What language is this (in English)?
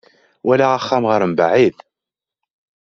Kabyle